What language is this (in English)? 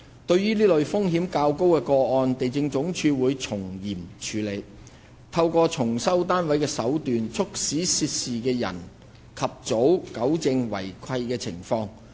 Cantonese